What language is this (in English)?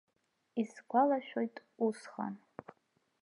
Abkhazian